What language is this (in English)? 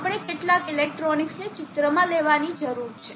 Gujarati